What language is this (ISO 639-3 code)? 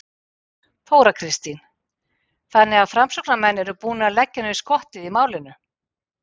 isl